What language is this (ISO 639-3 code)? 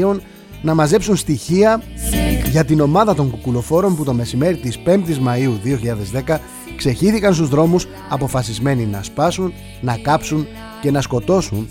ell